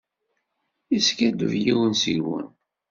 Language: Kabyle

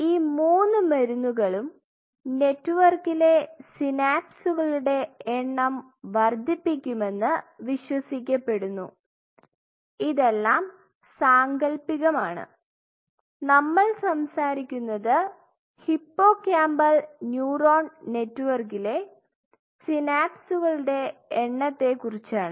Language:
Malayalam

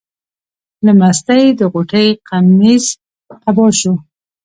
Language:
Pashto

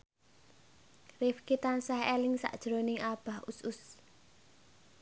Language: Javanese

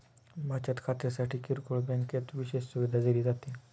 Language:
Marathi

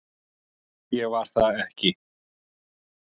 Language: Icelandic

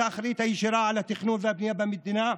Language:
Hebrew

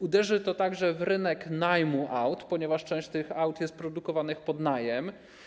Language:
Polish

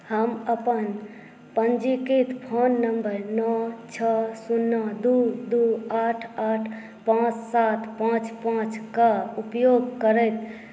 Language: Maithili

